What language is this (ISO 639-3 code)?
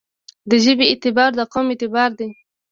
pus